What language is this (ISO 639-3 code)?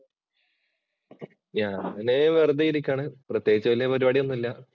mal